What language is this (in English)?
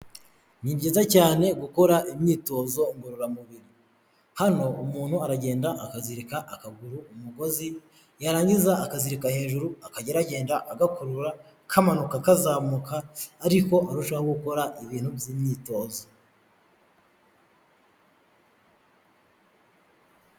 Kinyarwanda